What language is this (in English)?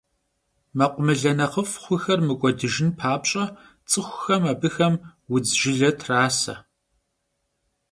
Kabardian